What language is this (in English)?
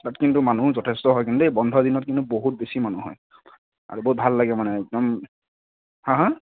Assamese